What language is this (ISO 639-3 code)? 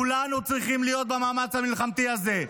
heb